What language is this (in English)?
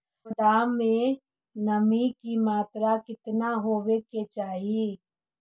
Magahi